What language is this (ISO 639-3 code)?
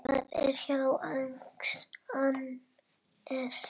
isl